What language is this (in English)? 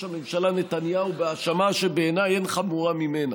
Hebrew